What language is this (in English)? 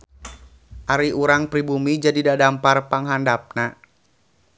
Sundanese